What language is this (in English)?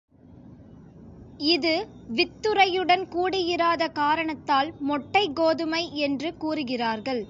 Tamil